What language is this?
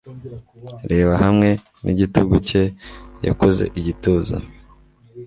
Kinyarwanda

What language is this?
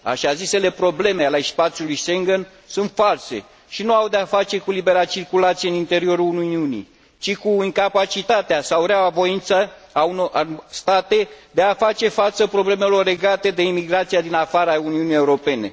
Romanian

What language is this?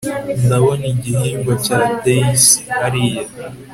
Kinyarwanda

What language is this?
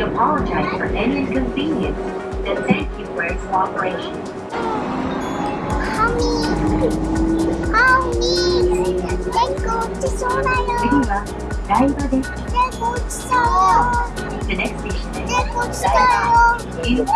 Japanese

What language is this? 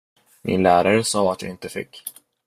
Swedish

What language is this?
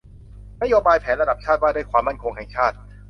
Thai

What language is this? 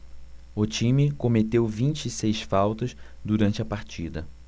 Portuguese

